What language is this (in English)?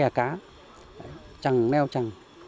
Vietnamese